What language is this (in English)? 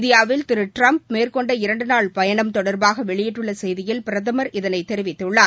Tamil